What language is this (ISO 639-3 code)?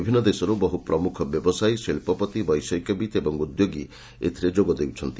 ori